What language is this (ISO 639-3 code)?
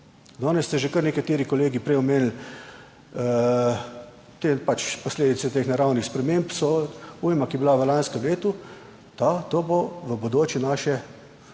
slv